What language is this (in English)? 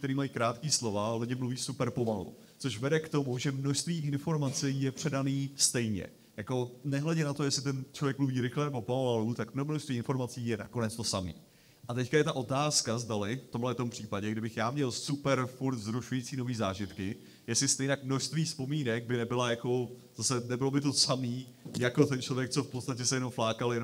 Czech